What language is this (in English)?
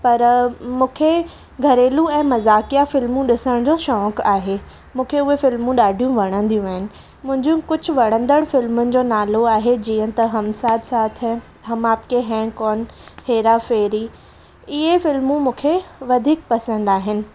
Sindhi